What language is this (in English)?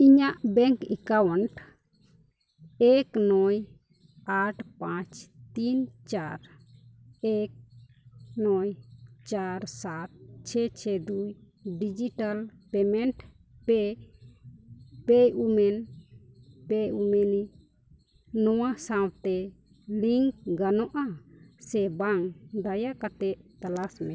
Santali